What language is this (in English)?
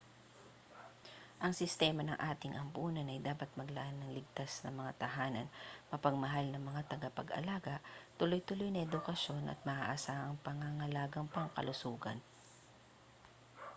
Filipino